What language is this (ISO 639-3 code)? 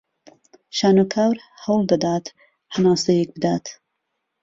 ckb